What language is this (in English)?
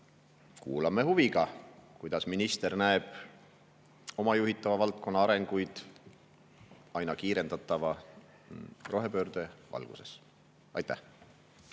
Estonian